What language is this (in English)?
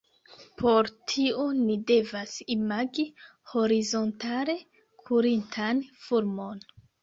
Esperanto